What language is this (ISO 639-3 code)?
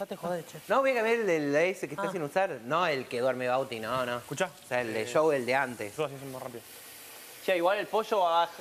spa